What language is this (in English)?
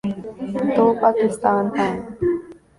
Urdu